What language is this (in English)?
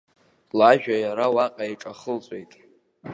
Abkhazian